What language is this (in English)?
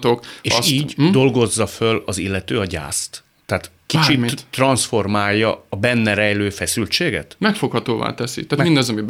Hungarian